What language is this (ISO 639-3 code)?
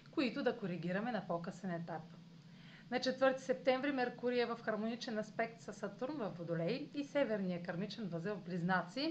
bul